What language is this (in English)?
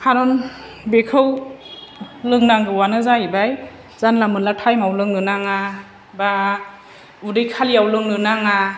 Bodo